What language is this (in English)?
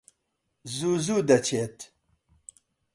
Central Kurdish